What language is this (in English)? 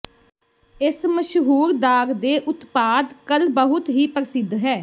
Punjabi